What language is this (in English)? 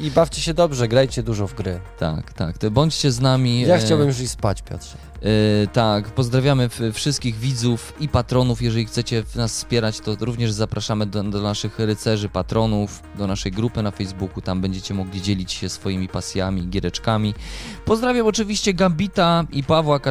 Polish